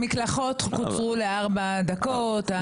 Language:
Hebrew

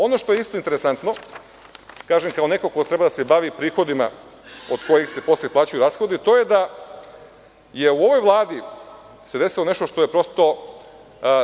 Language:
Serbian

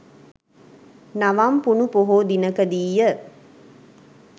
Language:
Sinhala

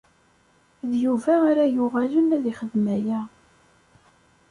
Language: Kabyle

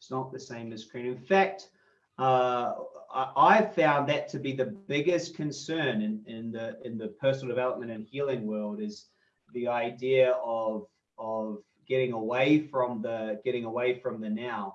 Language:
English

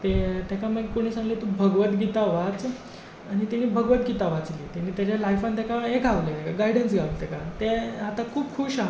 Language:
Konkani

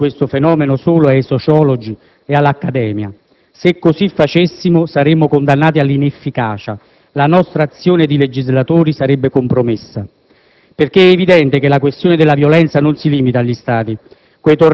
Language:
Italian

